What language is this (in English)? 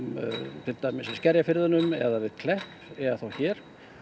Icelandic